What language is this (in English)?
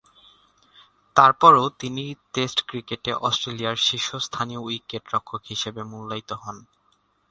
Bangla